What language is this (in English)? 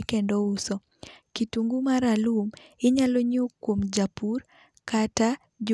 Luo (Kenya and Tanzania)